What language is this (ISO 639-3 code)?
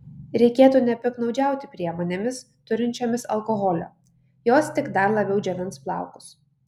lit